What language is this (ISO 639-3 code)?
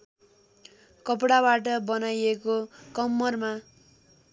nep